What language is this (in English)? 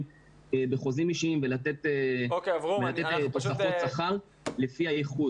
Hebrew